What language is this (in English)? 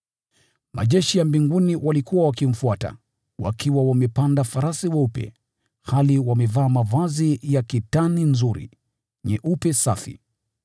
Swahili